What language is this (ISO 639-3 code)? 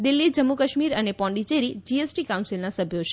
guj